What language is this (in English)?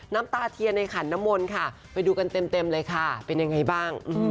Thai